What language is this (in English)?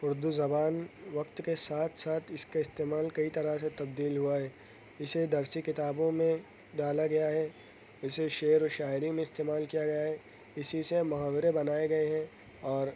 Urdu